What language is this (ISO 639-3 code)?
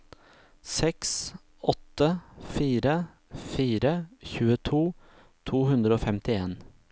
nor